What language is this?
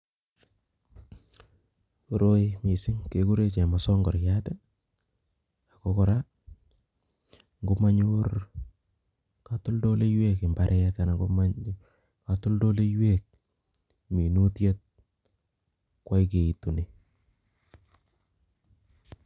Kalenjin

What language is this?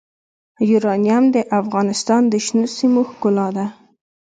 Pashto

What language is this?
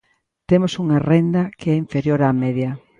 Galician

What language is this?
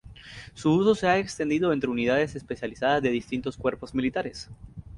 Spanish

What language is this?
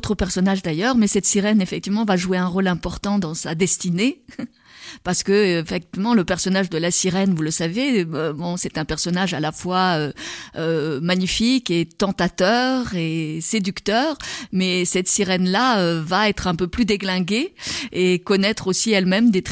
French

